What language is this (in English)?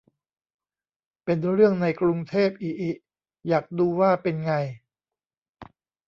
Thai